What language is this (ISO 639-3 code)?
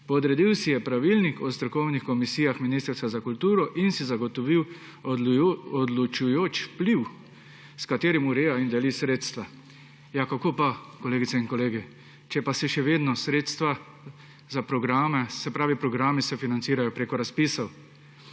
slv